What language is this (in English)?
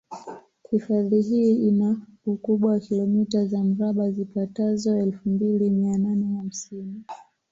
Swahili